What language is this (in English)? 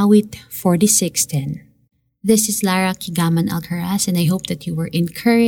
Filipino